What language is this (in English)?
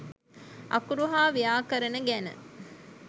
Sinhala